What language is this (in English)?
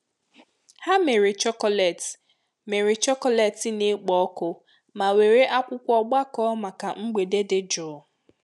Igbo